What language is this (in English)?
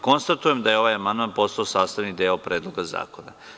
Serbian